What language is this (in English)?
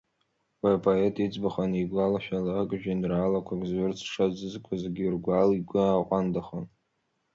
Abkhazian